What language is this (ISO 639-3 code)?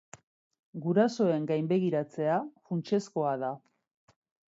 eus